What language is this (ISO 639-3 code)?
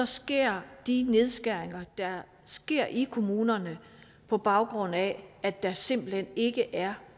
dan